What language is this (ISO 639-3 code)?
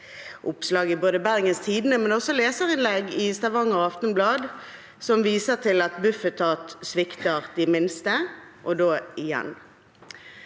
nor